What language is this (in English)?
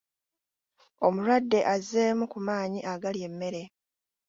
Ganda